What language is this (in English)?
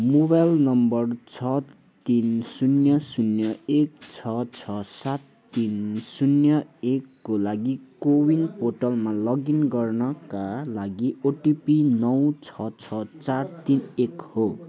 Nepali